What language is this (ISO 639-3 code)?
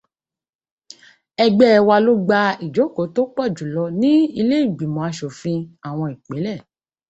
yor